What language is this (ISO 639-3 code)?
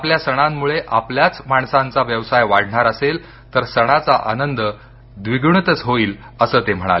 mar